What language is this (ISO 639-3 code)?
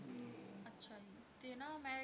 pan